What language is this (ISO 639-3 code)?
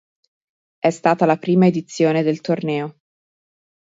ita